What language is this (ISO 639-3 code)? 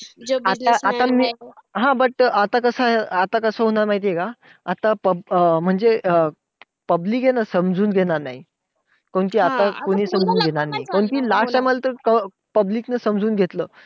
mar